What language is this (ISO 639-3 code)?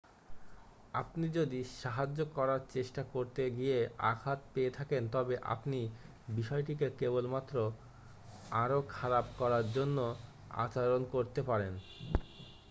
ben